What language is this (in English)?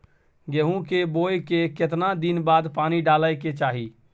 Maithili